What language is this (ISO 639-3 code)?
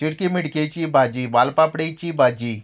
kok